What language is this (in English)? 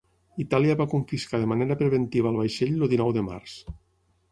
Catalan